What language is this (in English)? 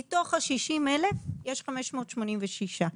Hebrew